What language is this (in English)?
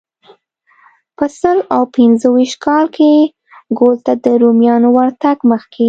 Pashto